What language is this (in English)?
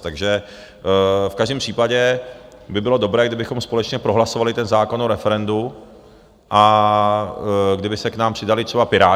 Czech